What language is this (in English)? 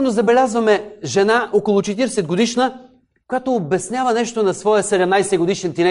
Bulgarian